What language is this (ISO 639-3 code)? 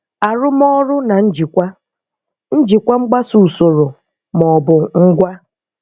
ibo